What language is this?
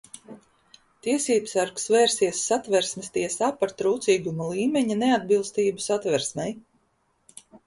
Latvian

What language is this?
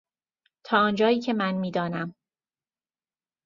Persian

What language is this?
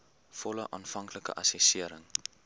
Afrikaans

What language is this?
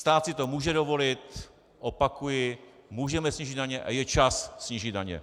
Czech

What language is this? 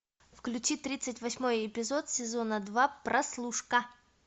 Russian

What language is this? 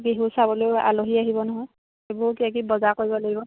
Assamese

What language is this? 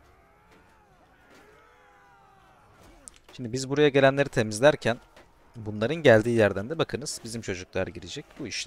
Turkish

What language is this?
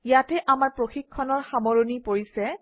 Assamese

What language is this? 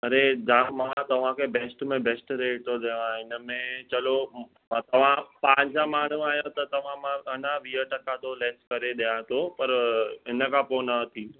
Sindhi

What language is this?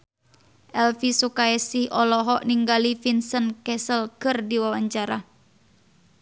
Sundanese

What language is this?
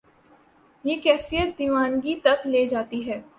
Urdu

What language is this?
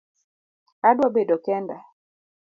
Luo (Kenya and Tanzania)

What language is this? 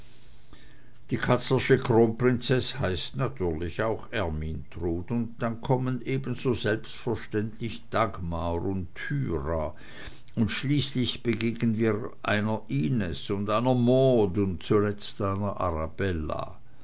German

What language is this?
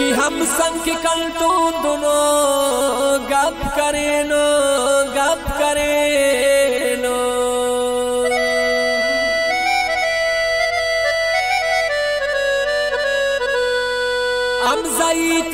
Arabic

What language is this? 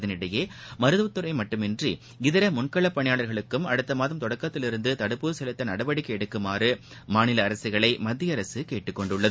Tamil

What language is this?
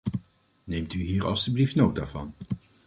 Dutch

